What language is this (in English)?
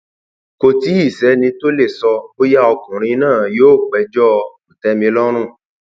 Yoruba